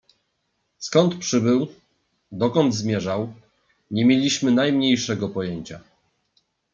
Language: Polish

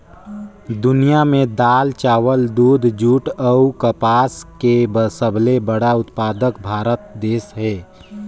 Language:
Chhattisgarhi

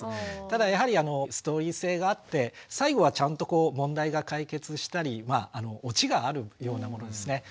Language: Japanese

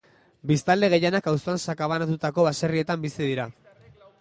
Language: Basque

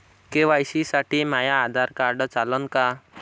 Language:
Marathi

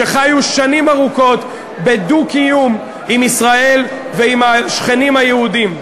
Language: Hebrew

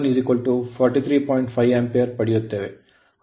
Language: Kannada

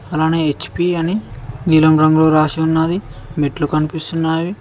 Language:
Telugu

